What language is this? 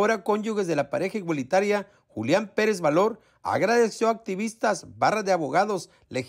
Spanish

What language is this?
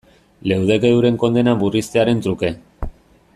Basque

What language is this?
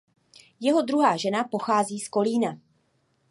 Czech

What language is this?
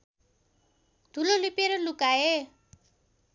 Nepali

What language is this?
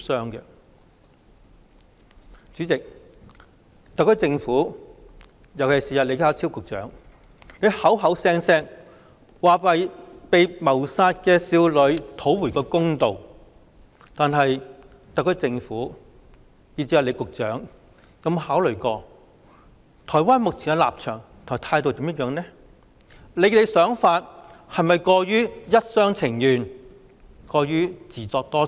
Cantonese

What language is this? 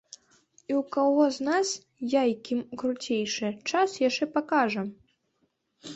Belarusian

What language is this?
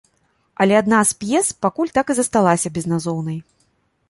Belarusian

